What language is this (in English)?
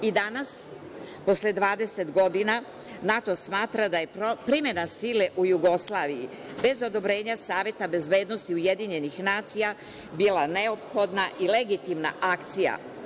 Serbian